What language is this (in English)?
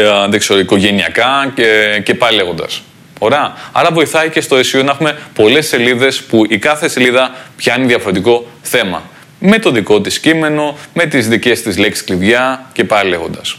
Greek